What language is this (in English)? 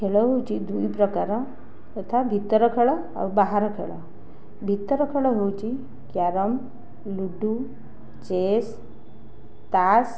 Odia